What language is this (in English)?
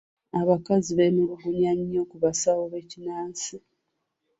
Ganda